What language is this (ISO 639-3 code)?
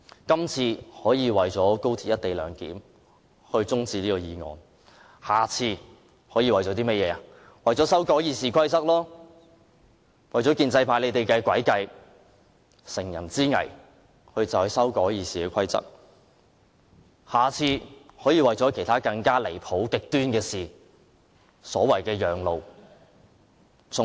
yue